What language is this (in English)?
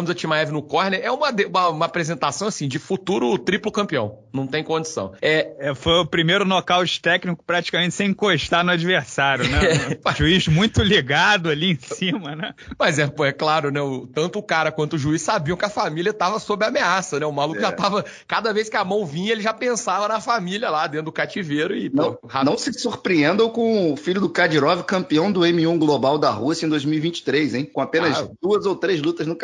Portuguese